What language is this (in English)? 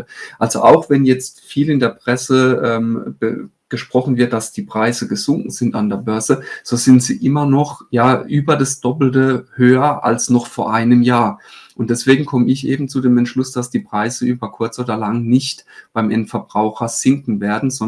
German